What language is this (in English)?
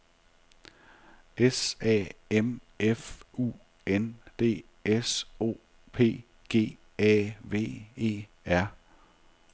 Danish